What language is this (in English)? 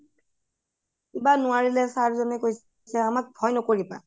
Assamese